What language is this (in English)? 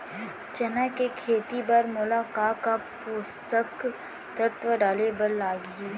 Chhattisgarhi